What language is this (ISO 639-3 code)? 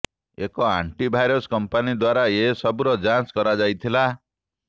ori